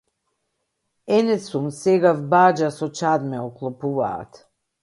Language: Macedonian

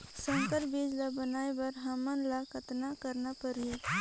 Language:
Chhattisgarhi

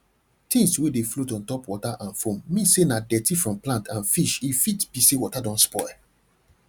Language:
Nigerian Pidgin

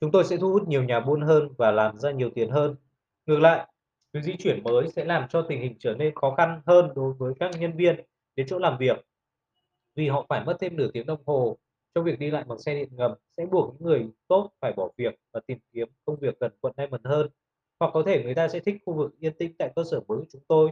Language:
Vietnamese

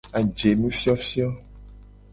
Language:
Gen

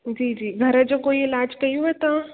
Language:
Sindhi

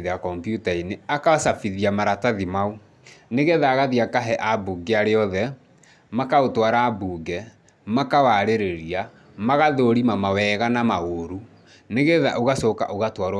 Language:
Kikuyu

